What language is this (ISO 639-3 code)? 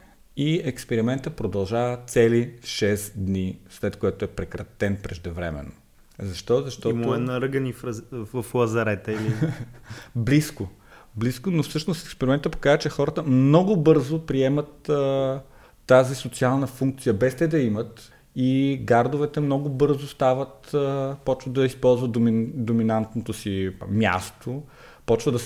bul